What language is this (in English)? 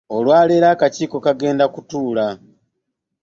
Ganda